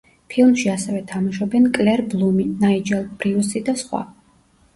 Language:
Georgian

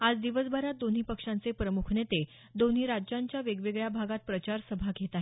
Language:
Marathi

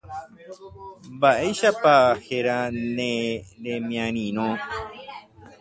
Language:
Guarani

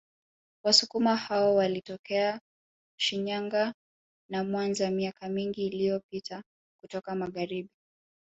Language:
Swahili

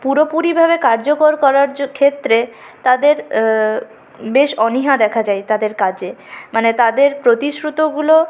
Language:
Bangla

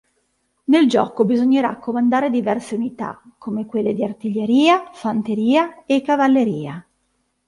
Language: Italian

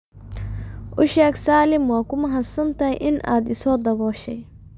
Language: Somali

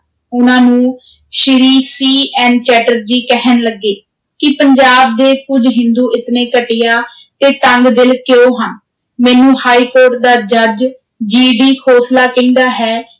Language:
Punjabi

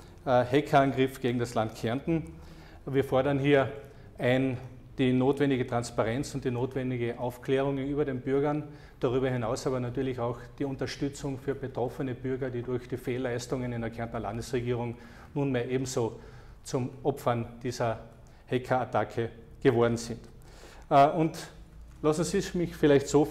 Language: German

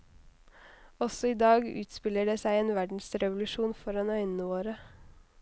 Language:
Norwegian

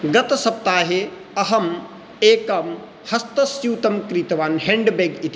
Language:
Sanskrit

